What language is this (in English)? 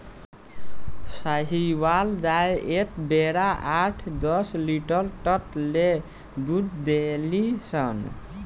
Bhojpuri